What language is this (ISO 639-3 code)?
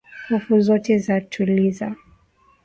swa